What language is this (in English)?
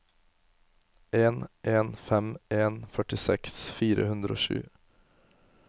Norwegian